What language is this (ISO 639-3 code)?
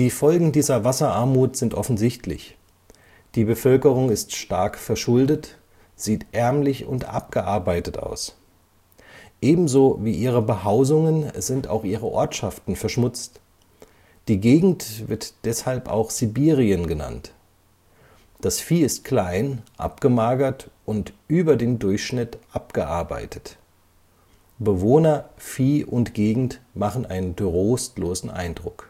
deu